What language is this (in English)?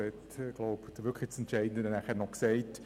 Swiss German